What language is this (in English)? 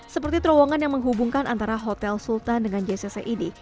Indonesian